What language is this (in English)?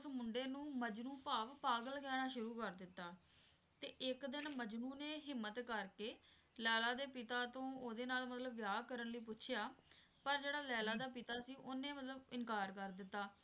Punjabi